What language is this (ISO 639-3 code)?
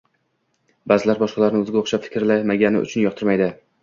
uzb